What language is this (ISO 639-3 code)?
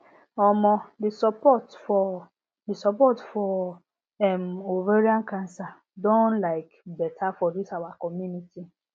pcm